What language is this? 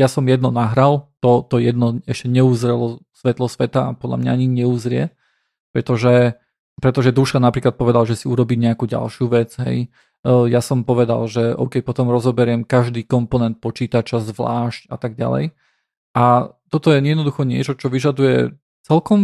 Slovak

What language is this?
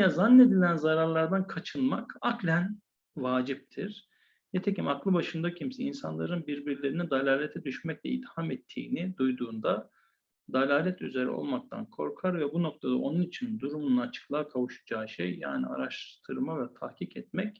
Turkish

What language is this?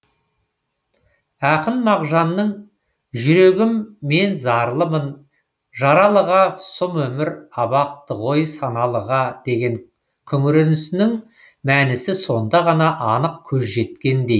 Kazakh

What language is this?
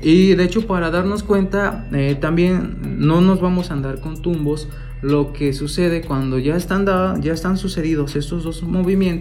Spanish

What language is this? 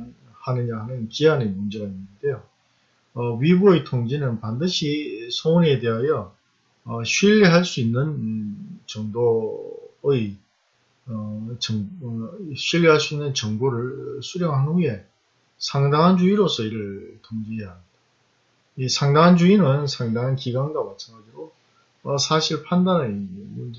Korean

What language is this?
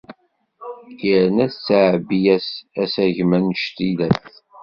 Kabyle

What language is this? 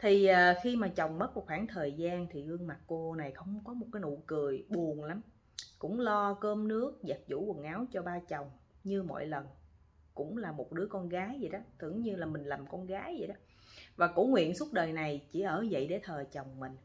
Vietnamese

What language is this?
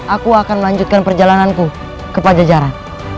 Indonesian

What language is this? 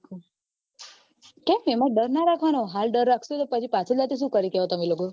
Gujarati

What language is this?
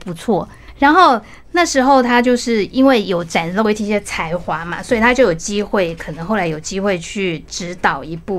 Chinese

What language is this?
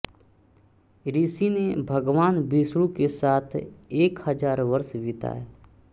Hindi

